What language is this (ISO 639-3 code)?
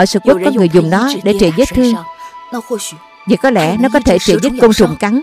vie